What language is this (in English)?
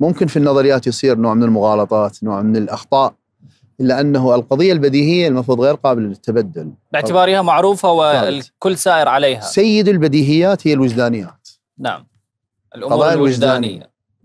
Arabic